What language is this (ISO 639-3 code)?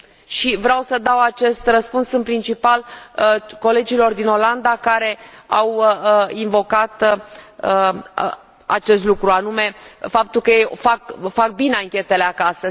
ron